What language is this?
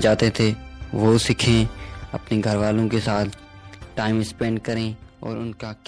Urdu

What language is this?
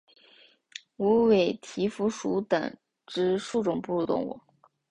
Chinese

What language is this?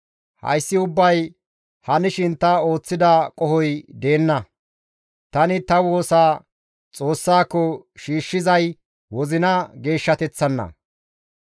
Gamo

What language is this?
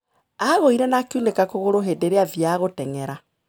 Kikuyu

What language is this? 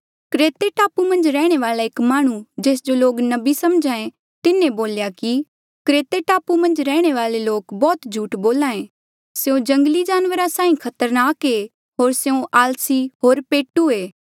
Mandeali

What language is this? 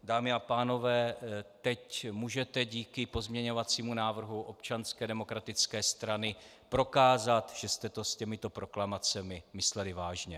Czech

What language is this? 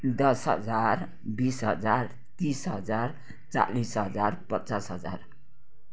Nepali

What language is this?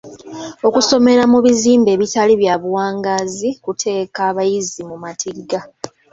Ganda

